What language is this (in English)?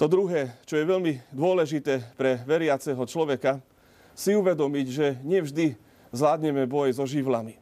Slovak